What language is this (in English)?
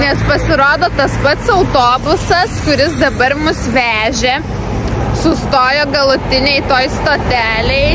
Lithuanian